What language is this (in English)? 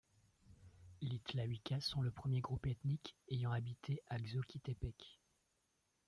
French